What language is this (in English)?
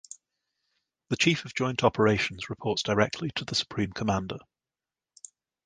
English